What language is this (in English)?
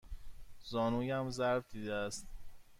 Persian